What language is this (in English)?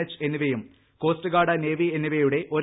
Malayalam